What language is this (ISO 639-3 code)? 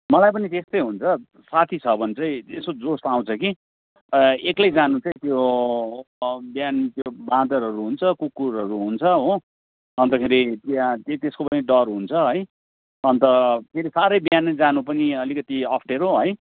nep